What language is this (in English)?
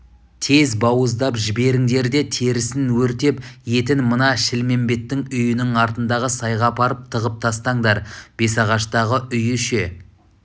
Kazakh